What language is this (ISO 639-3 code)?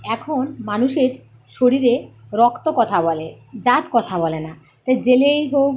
ben